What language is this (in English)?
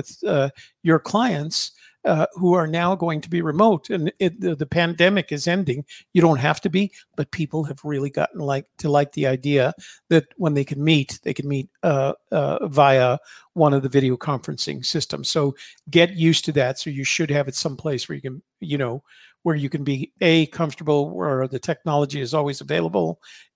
English